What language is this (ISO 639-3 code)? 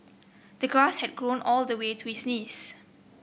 eng